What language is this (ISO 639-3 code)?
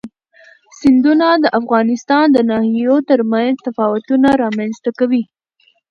pus